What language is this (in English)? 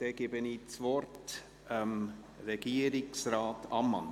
Swiss German